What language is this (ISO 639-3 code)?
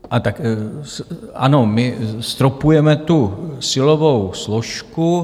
ces